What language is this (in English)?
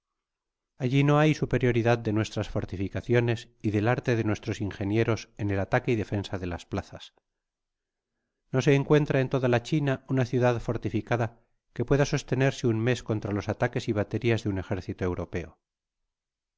Spanish